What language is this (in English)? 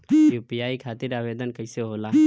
Bhojpuri